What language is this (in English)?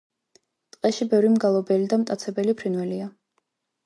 Georgian